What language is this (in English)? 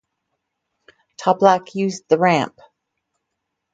English